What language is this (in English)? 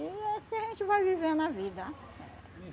Portuguese